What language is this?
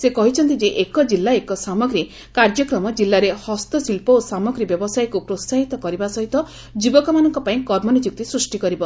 Odia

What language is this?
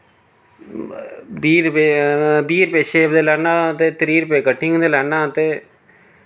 Dogri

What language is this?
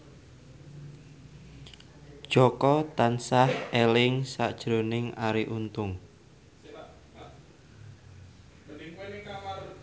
Javanese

